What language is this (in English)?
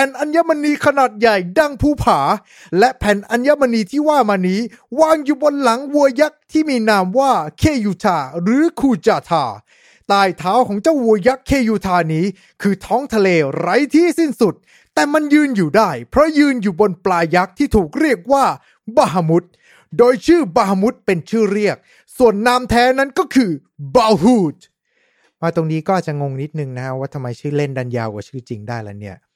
Thai